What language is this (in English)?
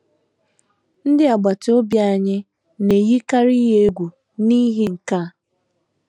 Igbo